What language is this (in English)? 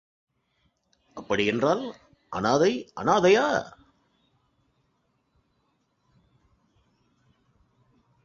Tamil